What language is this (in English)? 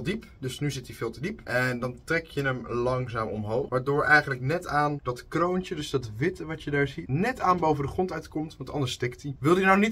Dutch